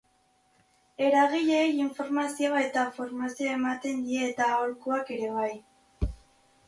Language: Basque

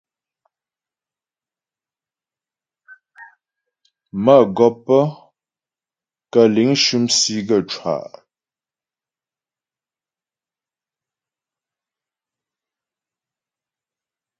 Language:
Ghomala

